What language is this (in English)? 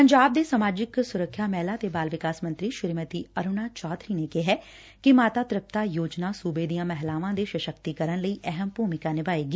Punjabi